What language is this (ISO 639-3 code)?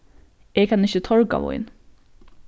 fao